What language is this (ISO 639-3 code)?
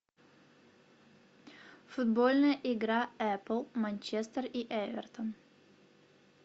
rus